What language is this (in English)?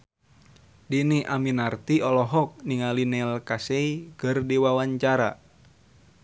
Sundanese